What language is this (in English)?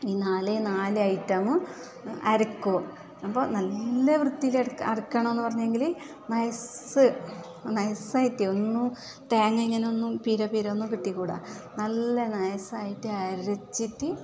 Malayalam